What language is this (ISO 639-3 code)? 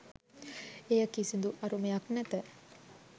sin